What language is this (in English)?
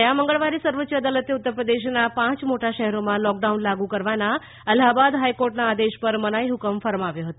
Gujarati